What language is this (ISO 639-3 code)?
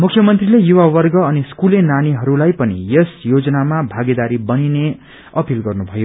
nep